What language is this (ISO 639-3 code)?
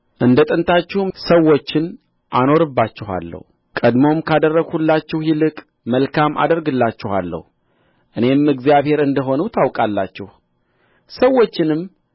amh